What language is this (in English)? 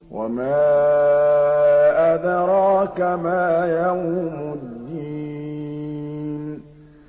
Arabic